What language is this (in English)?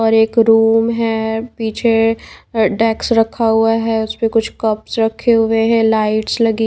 Hindi